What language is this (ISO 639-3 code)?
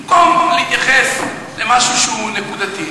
heb